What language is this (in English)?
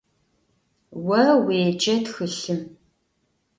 Adyghe